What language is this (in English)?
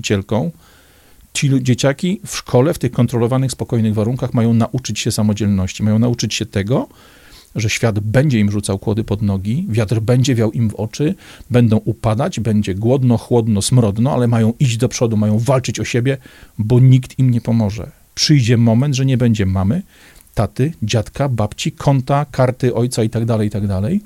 Polish